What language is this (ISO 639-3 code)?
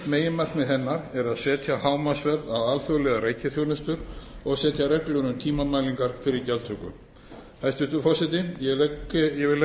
isl